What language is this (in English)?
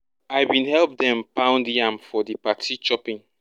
Nigerian Pidgin